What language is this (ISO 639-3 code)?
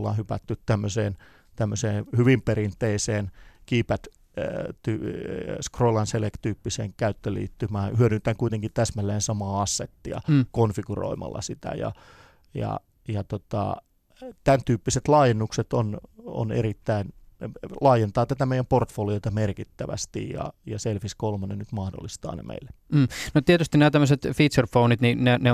fin